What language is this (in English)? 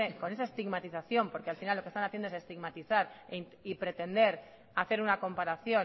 Spanish